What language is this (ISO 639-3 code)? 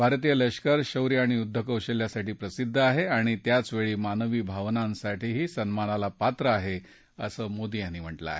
mar